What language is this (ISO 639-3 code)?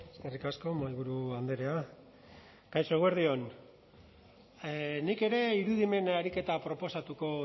eus